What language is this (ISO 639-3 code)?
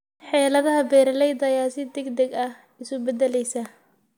som